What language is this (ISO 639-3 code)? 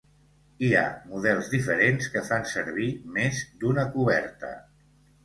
cat